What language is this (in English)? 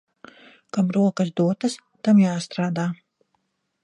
Latvian